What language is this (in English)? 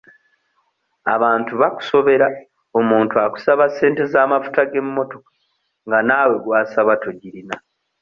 Ganda